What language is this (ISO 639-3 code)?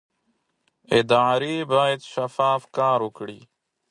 pus